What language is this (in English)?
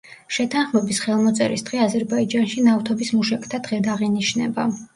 Georgian